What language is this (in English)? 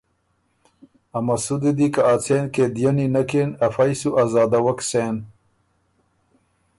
Ormuri